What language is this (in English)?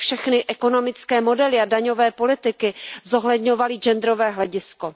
Czech